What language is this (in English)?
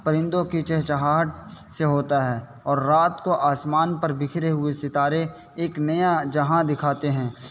Urdu